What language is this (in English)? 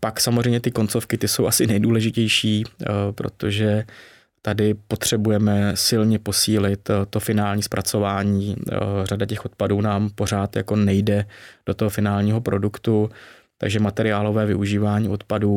Czech